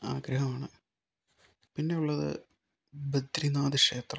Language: Malayalam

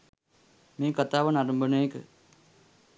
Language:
Sinhala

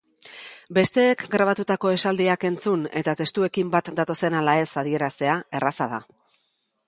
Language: Basque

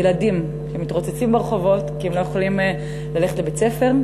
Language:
Hebrew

